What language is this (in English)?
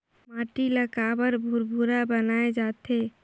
Chhattisgarhi